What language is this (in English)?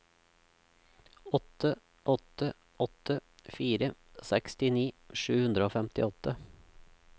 Norwegian